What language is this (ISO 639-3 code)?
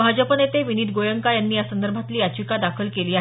mar